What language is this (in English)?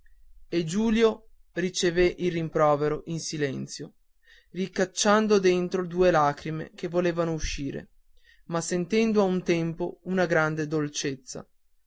Italian